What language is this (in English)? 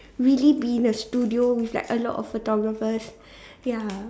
English